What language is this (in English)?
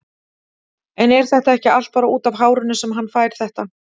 Icelandic